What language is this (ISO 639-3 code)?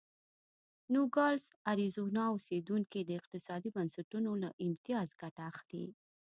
pus